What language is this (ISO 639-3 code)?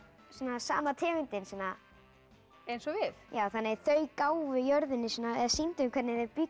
isl